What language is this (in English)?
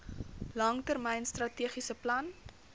Afrikaans